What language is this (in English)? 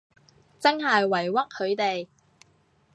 Cantonese